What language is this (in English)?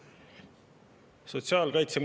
Estonian